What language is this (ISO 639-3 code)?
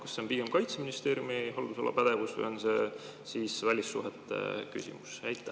est